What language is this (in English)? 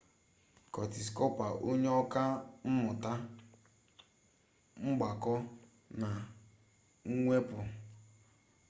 Igbo